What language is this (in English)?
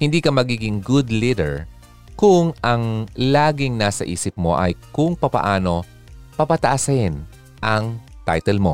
Filipino